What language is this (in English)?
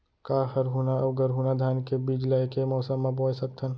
Chhattisgarhi